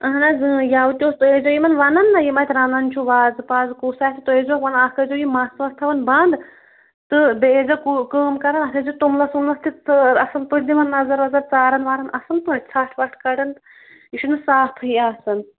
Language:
Kashmiri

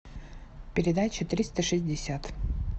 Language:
Russian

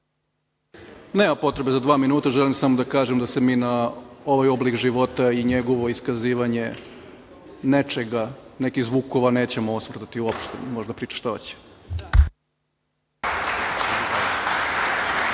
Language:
Serbian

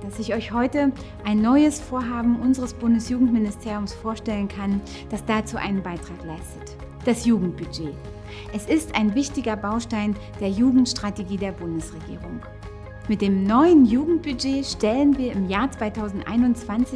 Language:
German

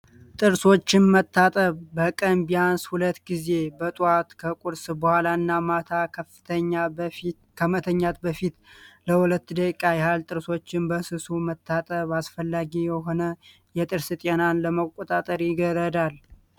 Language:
Amharic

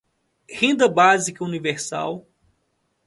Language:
Portuguese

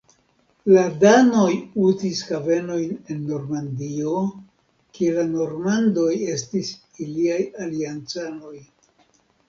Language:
Esperanto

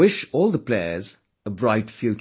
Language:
English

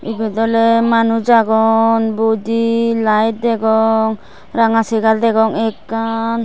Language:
Chakma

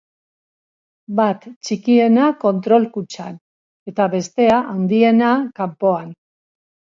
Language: Basque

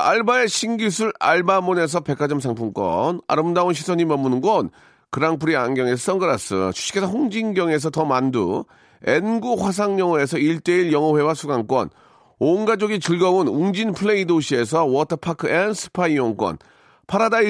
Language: Korean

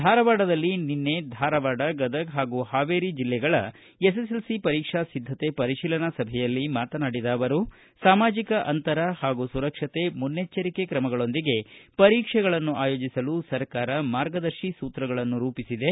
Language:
Kannada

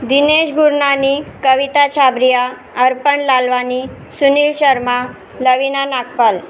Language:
Sindhi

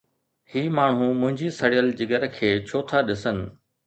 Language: Sindhi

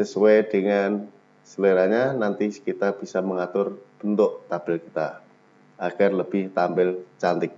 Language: Indonesian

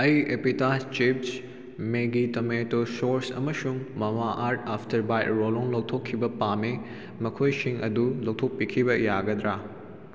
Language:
Manipuri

